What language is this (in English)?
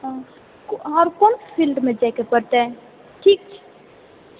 Maithili